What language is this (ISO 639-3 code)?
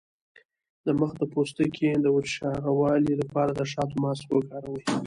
pus